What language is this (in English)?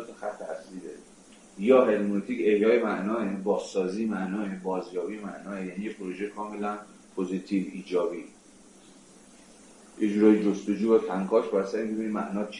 Persian